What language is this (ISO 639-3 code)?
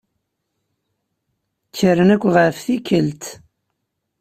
kab